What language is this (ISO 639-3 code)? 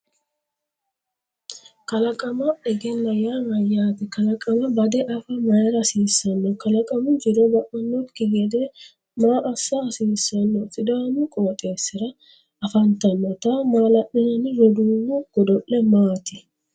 sid